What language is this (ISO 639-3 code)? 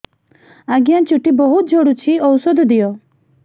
ori